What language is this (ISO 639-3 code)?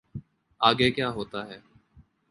urd